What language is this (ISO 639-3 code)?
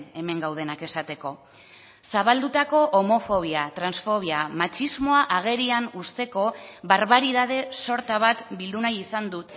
eus